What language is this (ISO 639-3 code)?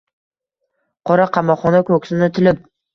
uzb